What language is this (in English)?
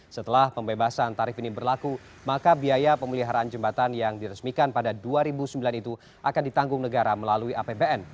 Indonesian